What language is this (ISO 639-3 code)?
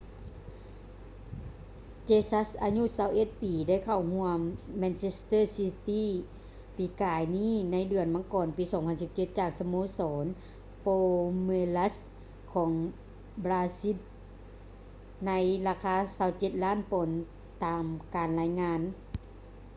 lao